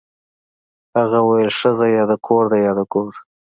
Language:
Pashto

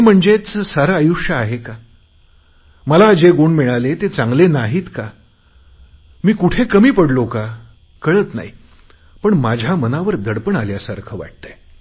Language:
Marathi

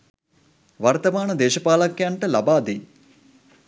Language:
Sinhala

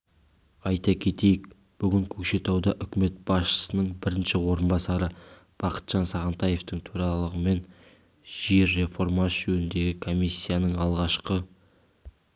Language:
Kazakh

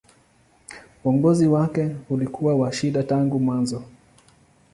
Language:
Swahili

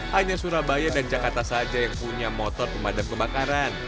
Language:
Indonesian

